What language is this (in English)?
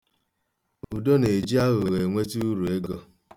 Igbo